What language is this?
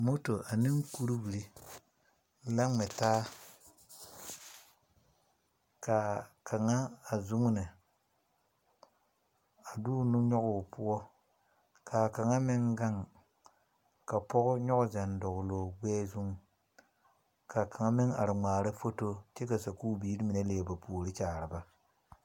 Southern Dagaare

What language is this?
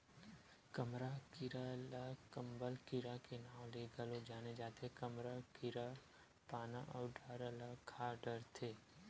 Chhattisgarhi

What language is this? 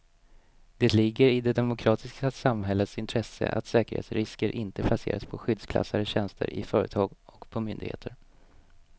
Swedish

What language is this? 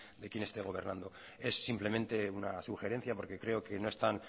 Spanish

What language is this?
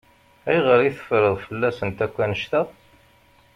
Kabyle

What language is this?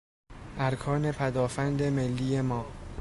Persian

